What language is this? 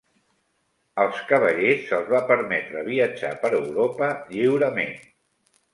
Catalan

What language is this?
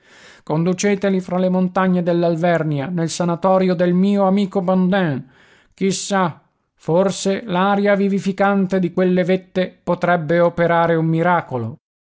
Italian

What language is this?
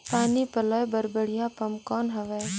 Chhattisgarhi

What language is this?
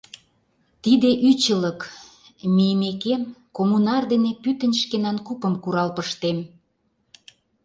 Mari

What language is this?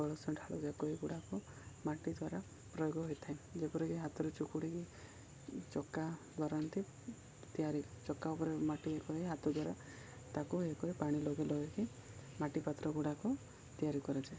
Odia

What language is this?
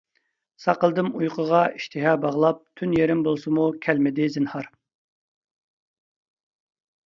Uyghur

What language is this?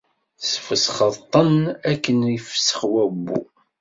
Kabyle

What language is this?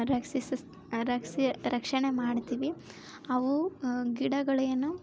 Kannada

